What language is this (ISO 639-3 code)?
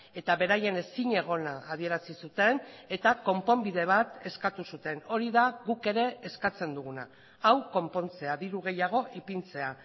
eus